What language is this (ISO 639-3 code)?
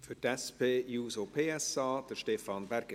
gsw